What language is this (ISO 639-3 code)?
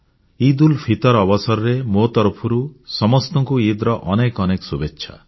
ori